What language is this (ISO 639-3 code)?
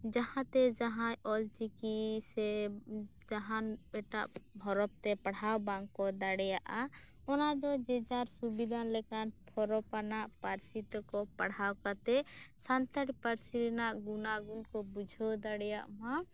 sat